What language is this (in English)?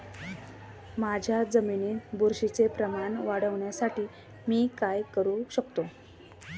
Marathi